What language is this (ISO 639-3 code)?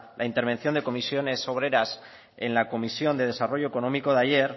spa